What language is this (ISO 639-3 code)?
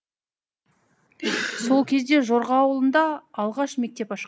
kaz